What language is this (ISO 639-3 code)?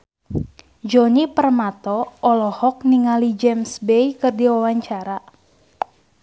sun